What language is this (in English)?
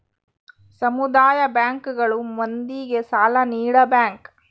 Kannada